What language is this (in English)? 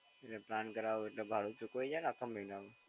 Gujarati